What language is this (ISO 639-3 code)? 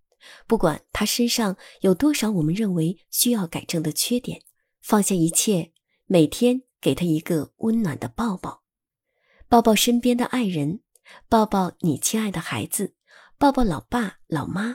zho